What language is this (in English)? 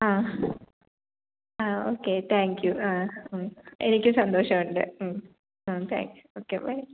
Malayalam